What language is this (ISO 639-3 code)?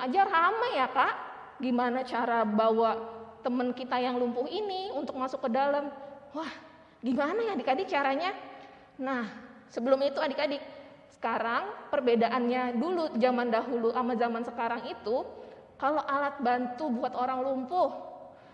ind